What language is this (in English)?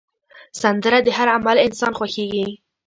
Pashto